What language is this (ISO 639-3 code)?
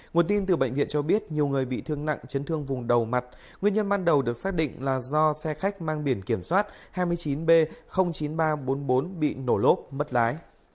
vie